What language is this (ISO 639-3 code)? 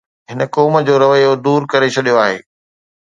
snd